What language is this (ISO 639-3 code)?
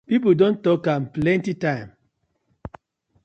pcm